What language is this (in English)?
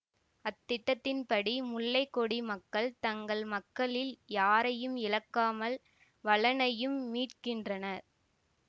Tamil